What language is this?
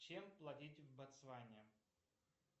Russian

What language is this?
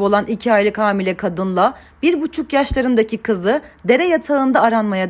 Turkish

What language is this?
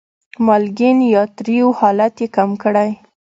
Pashto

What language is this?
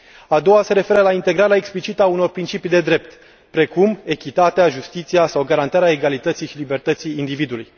Romanian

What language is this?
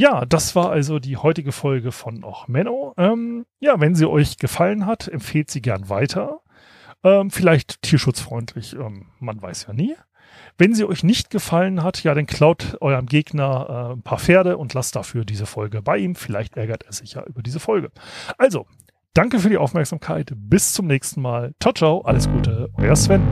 German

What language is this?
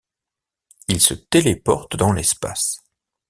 French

